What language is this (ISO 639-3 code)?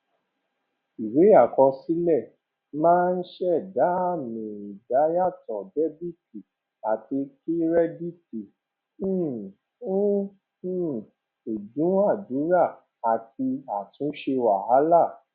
yor